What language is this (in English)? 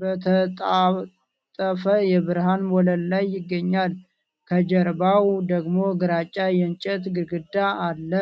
Amharic